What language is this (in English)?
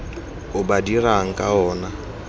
Tswana